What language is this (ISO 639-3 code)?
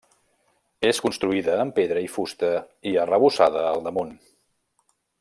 cat